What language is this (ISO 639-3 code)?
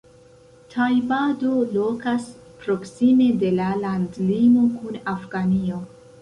epo